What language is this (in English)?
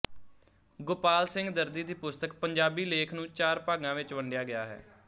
Punjabi